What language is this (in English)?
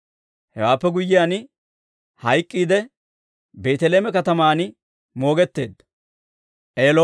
Dawro